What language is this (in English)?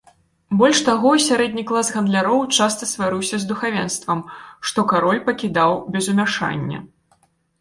Belarusian